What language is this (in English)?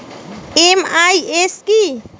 Bangla